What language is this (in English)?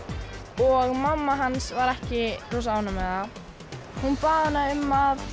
Icelandic